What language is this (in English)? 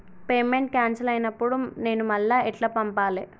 Telugu